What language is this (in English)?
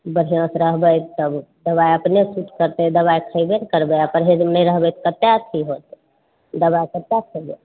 Maithili